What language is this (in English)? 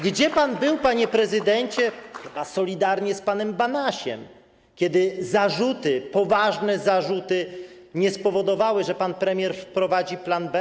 Polish